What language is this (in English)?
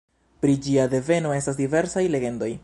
Esperanto